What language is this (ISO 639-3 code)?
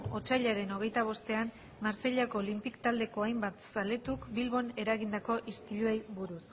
eus